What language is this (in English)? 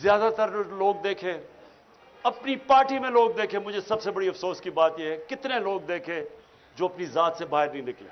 Urdu